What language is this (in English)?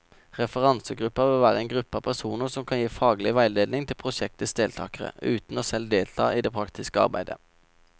Norwegian